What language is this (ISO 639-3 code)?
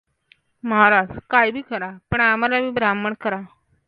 mar